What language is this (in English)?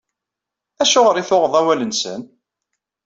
Kabyle